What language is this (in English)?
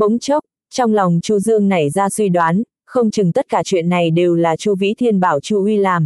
Vietnamese